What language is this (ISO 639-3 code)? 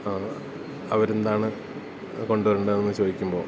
mal